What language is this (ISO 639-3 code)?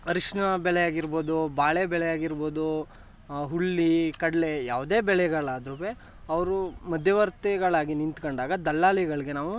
kan